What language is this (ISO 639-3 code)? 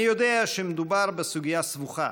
heb